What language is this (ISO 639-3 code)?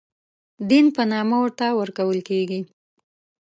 pus